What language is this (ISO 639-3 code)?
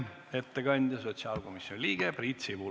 est